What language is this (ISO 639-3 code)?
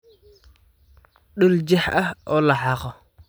som